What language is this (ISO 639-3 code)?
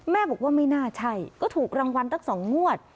tha